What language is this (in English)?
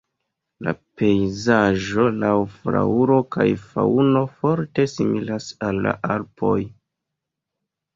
Esperanto